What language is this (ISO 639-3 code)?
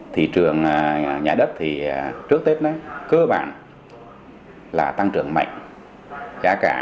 vie